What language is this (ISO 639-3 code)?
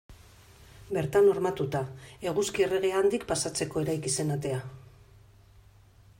eus